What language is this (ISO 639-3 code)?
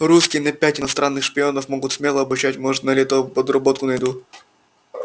rus